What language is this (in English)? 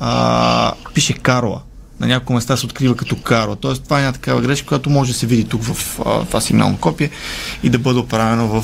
Bulgarian